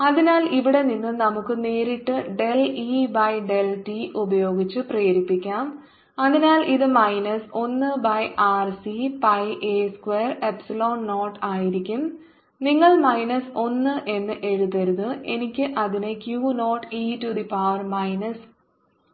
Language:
Malayalam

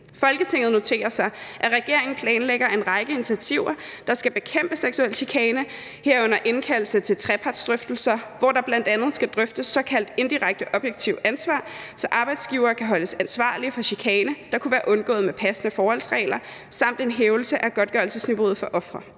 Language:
Danish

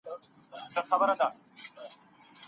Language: Pashto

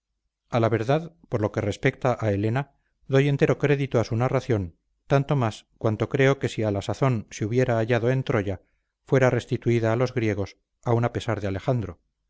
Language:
Spanish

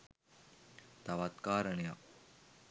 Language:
Sinhala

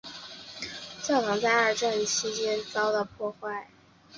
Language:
Chinese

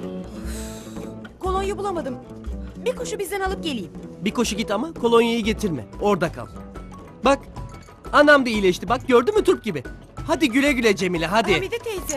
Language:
Turkish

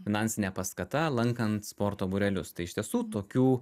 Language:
Lithuanian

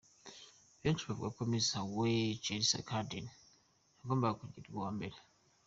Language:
Kinyarwanda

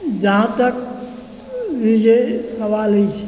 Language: Maithili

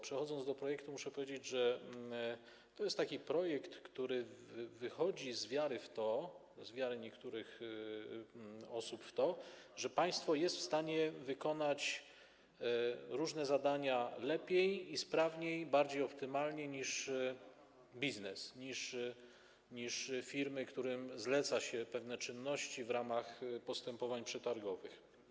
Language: Polish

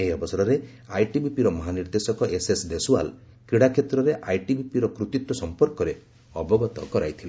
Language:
Odia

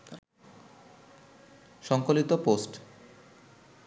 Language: Bangla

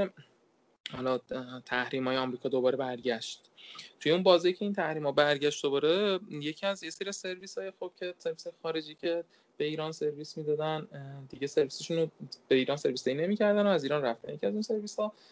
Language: Persian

